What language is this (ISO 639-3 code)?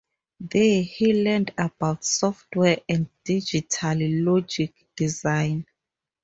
eng